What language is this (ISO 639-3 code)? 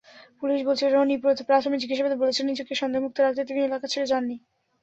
ben